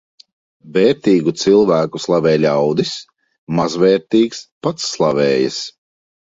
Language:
Latvian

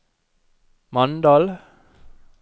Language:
Norwegian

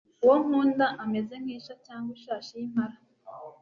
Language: Kinyarwanda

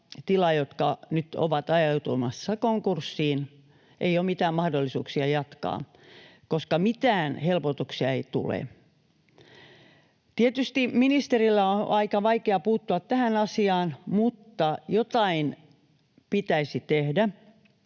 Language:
Finnish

